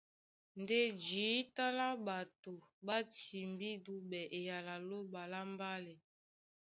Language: Duala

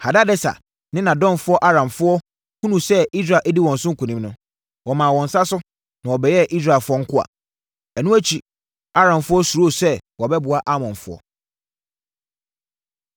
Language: Akan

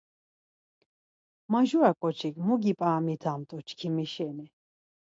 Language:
Laz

